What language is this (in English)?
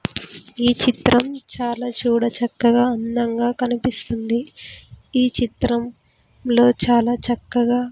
Telugu